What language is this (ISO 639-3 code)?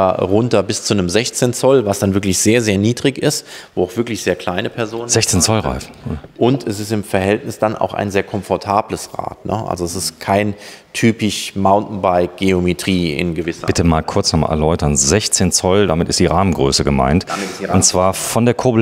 deu